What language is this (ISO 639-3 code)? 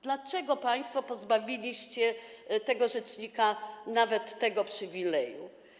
pol